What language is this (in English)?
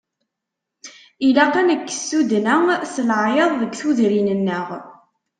Kabyle